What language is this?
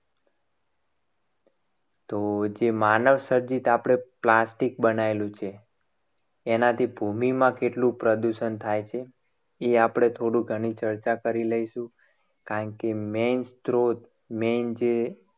Gujarati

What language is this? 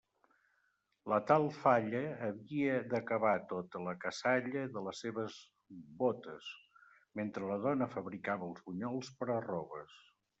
Catalan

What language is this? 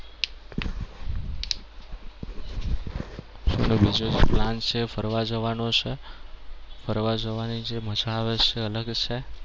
Gujarati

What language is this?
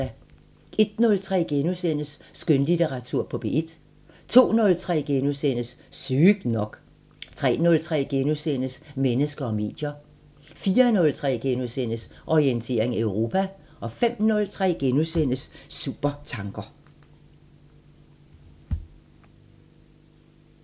Danish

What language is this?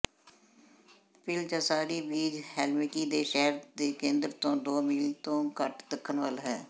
Punjabi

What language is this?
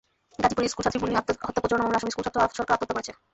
Bangla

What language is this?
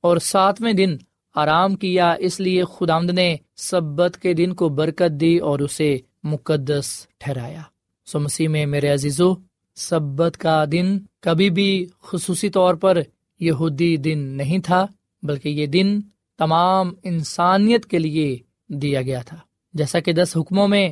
Urdu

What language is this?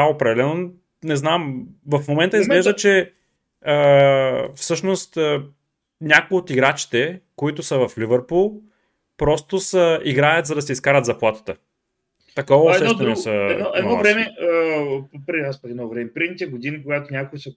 Bulgarian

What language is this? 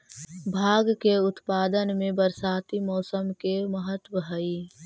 Magahi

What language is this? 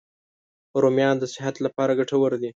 Pashto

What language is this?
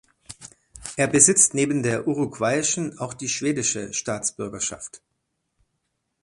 German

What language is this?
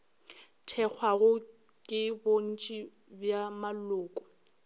Northern Sotho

